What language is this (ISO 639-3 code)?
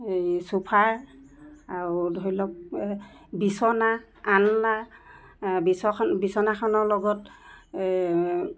asm